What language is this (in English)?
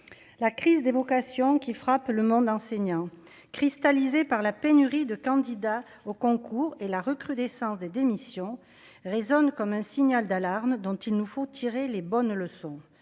French